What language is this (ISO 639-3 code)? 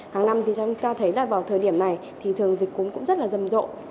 vie